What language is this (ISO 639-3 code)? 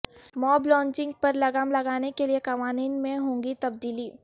urd